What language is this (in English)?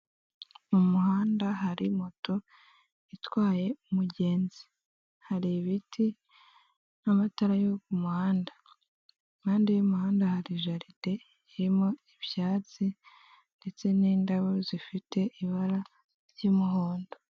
Kinyarwanda